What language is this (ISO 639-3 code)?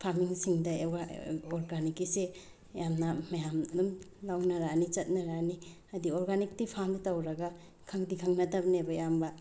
mni